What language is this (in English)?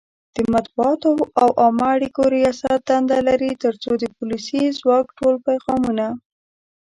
Pashto